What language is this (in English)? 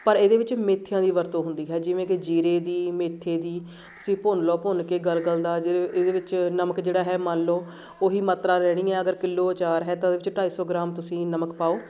Punjabi